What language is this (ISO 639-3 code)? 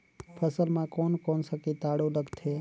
hne